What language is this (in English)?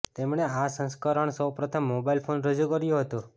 Gujarati